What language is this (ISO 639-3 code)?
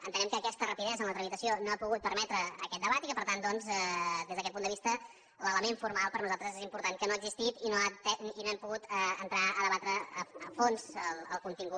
cat